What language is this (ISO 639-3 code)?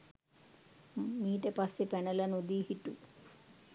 sin